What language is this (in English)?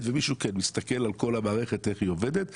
Hebrew